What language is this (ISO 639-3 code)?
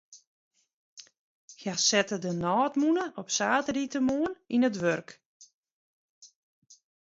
fry